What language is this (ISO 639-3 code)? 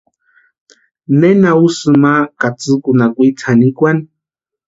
pua